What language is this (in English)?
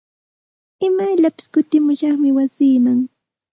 Santa Ana de Tusi Pasco Quechua